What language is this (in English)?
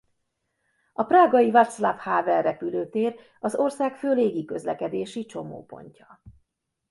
Hungarian